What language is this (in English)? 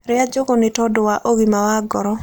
Kikuyu